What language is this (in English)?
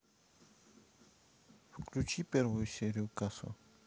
Russian